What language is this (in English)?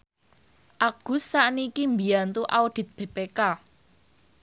Javanese